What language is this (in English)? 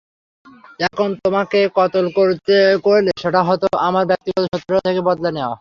Bangla